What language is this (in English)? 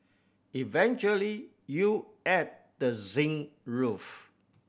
English